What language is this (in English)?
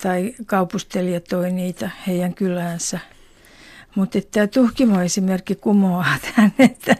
Finnish